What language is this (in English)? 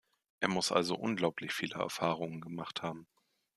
German